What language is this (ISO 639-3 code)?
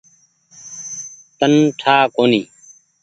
gig